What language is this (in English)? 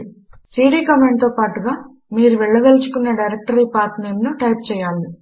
Telugu